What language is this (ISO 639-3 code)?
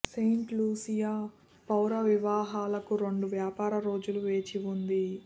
tel